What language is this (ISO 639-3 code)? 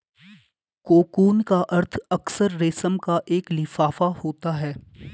hin